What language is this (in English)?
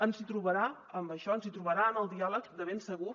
Catalan